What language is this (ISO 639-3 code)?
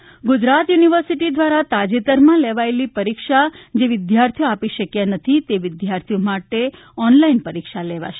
guj